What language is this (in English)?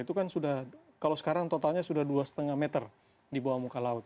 Indonesian